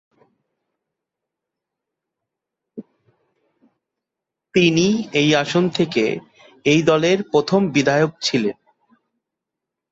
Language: Bangla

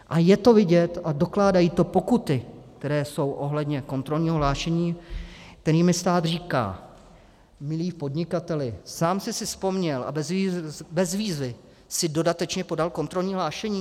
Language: Czech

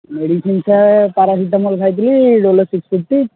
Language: Odia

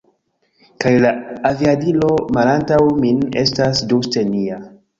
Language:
Esperanto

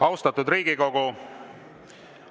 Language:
Estonian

